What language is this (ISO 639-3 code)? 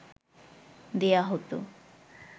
ben